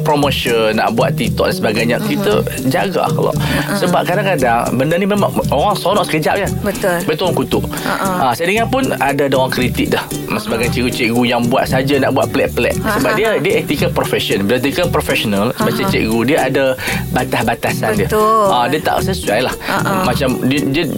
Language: Malay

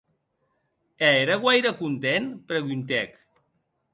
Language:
Occitan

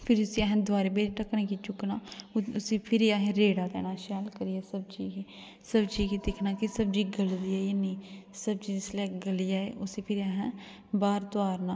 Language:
Dogri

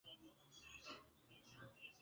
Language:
Swahili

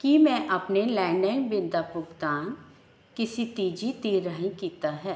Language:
Punjabi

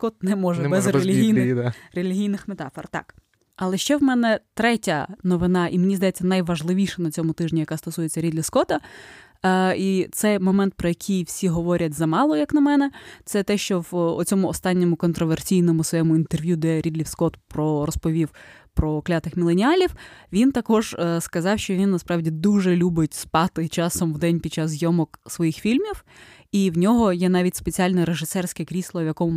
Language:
Ukrainian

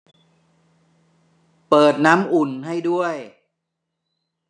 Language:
Thai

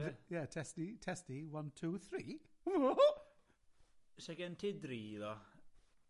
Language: Welsh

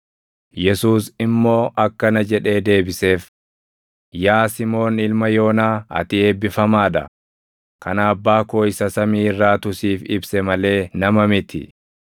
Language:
Oromo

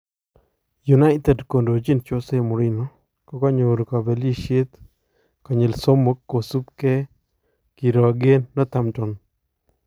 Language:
Kalenjin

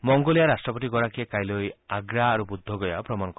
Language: Assamese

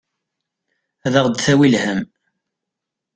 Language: Kabyle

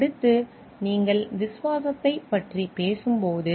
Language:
Tamil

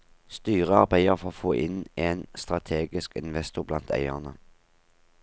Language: Norwegian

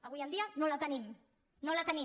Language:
Catalan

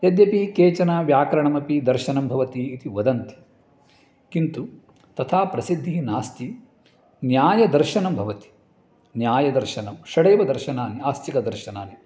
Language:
Sanskrit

